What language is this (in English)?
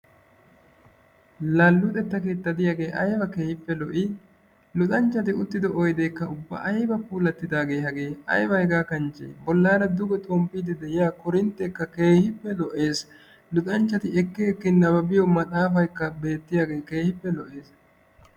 Wolaytta